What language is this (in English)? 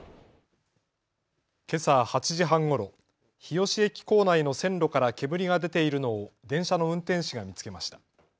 Japanese